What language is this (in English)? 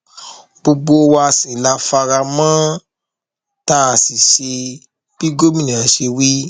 Yoruba